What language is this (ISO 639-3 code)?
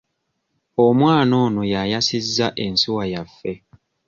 lug